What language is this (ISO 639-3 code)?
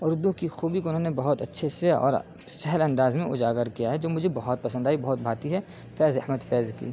urd